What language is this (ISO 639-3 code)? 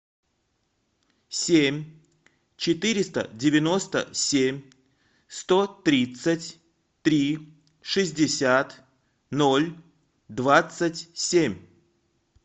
rus